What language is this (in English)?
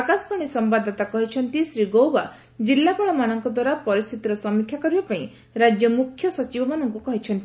Odia